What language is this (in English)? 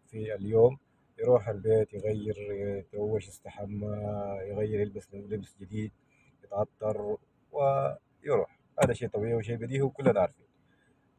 Arabic